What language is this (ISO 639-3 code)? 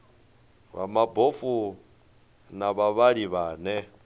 ven